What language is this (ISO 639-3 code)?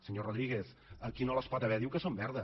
cat